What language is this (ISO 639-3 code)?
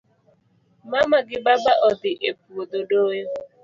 luo